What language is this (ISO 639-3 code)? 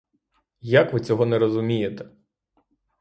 ukr